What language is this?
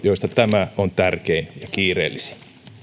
Finnish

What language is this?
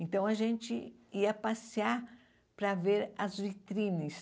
Portuguese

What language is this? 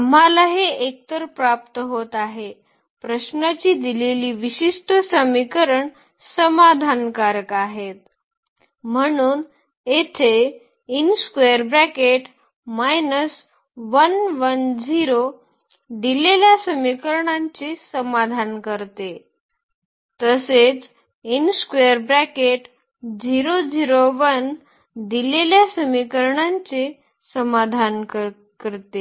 Marathi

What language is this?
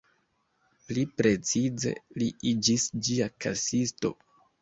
Esperanto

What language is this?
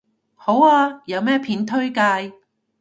Cantonese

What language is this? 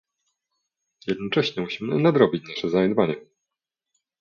Polish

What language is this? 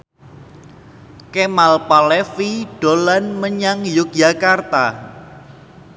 Javanese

